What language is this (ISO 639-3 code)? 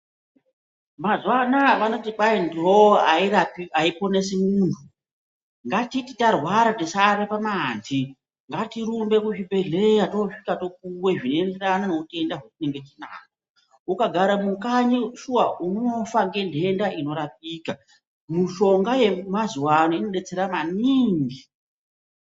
ndc